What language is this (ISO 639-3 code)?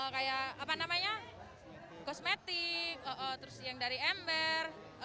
ind